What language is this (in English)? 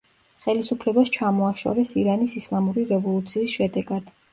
Georgian